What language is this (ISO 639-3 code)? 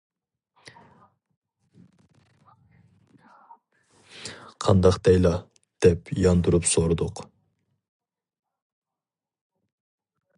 uig